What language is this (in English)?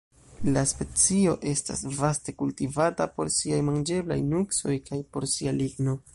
Esperanto